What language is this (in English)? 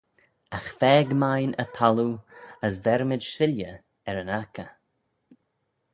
Manx